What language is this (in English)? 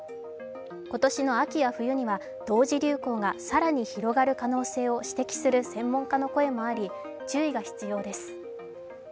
Japanese